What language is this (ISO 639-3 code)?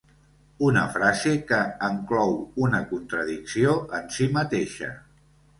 cat